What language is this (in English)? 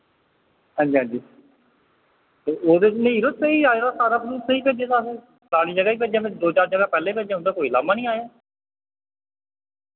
Dogri